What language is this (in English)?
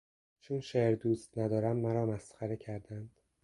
Persian